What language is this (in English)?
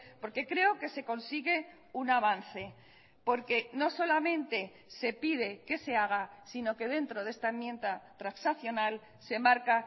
Spanish